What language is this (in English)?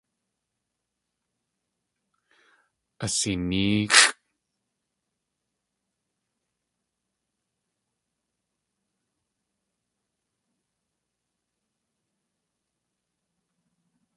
Tlingit